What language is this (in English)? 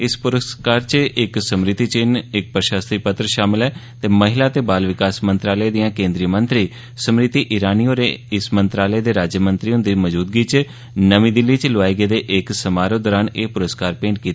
Dogri